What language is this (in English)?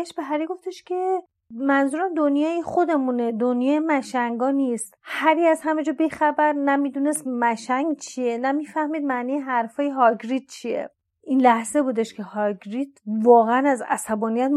Persian